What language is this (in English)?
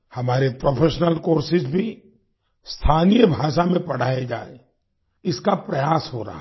Hindi